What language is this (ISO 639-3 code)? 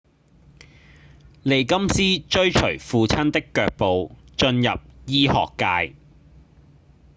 yue